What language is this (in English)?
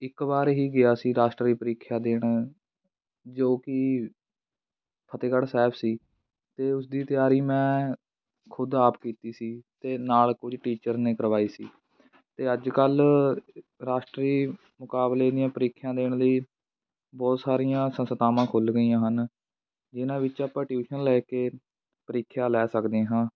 Punjabi